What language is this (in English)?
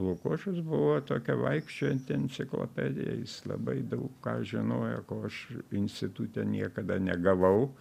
Lithuanian